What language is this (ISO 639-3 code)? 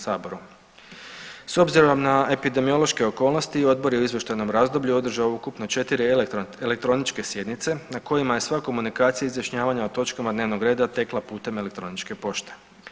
hrv